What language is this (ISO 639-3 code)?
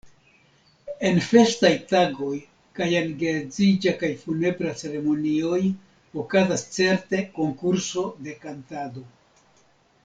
epo